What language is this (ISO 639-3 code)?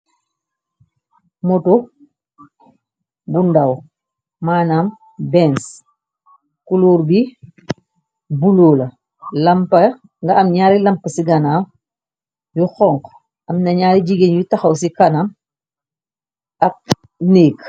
wol